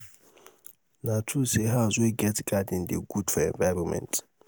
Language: Nigerian Pidgin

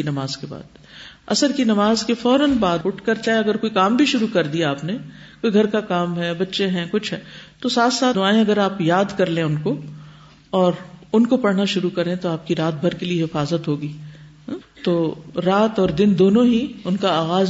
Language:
Urdu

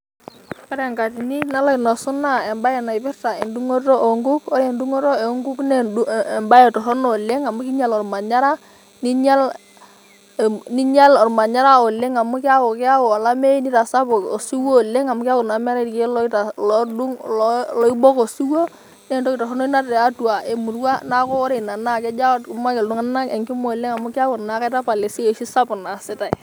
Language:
Masai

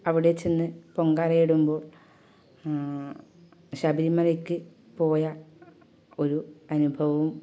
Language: Malayalam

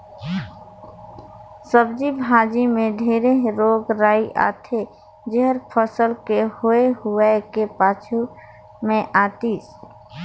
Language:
Chhattisgarhi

